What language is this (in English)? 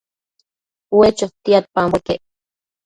Matsés